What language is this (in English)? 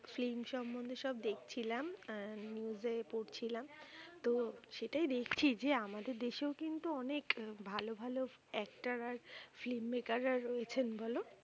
Bangla